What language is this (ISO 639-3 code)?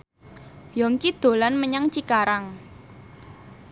jav